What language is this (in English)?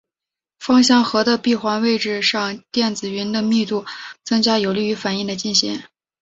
Chinese